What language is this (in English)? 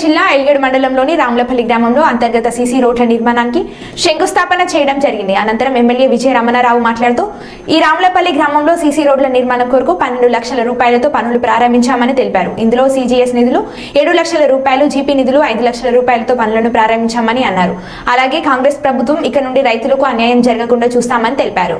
Telugu